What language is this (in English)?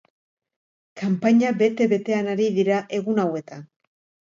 Basque